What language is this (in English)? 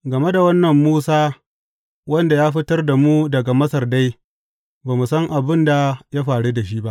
Hausa